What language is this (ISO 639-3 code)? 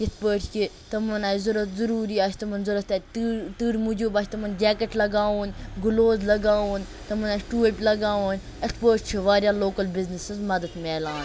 kas